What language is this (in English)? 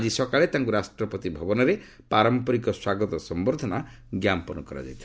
Odia